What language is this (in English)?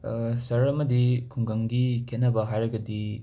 Manipuri